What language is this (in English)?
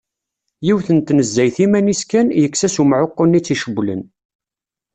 Kabyle